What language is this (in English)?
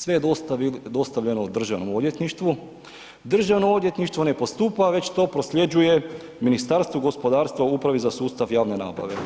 Croatian